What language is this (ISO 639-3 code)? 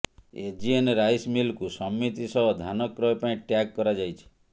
ori